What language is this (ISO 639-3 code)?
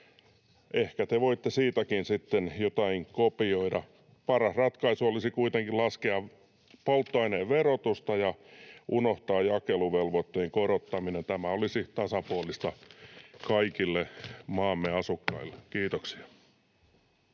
fin